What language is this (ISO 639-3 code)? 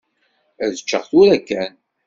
kab